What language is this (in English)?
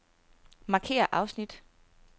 Danish